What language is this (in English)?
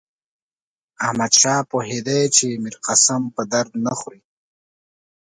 Pashto